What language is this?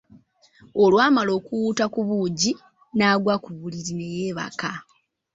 Ganda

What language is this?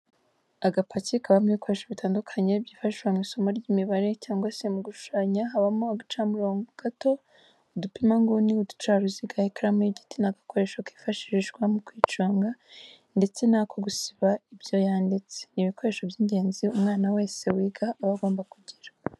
Kinyarwanda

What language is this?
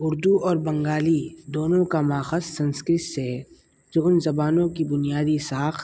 Urdu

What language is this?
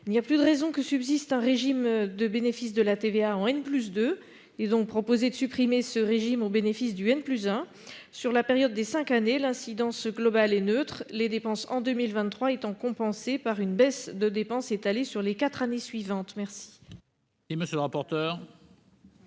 French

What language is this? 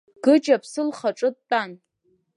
Abkhazian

